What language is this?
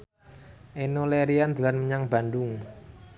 Javanese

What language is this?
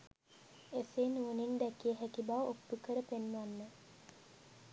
Sinhala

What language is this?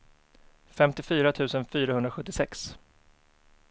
Swedish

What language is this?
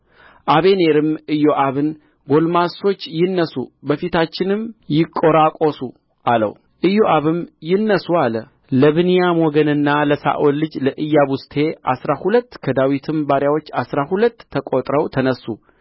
Amharic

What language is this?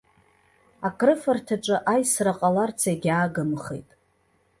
Abkhazian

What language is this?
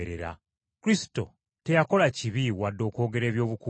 Ganda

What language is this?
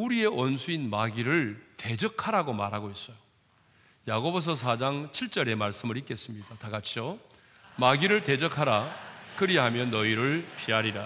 Korean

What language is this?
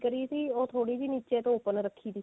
Punjabi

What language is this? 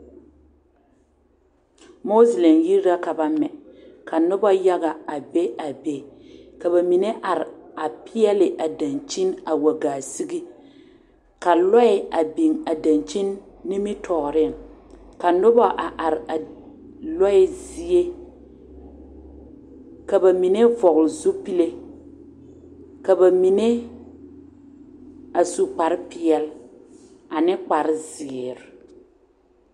Southern Dagaare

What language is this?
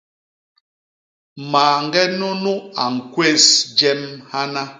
Basaa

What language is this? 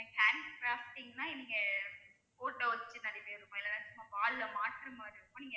Tamil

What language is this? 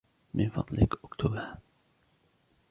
Arabic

